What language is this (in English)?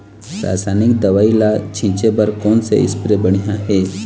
Chhattisgarhi